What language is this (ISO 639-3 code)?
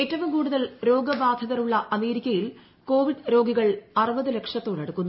mal